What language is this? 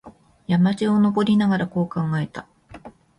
Japanese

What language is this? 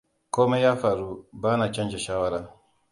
Hausa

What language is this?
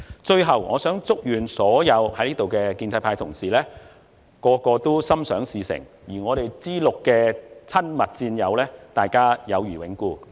Cantonese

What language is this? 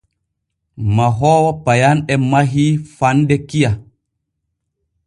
Borgu Fulfulde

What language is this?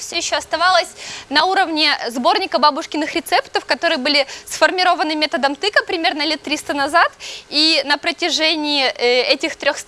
Russian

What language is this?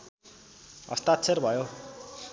Nepali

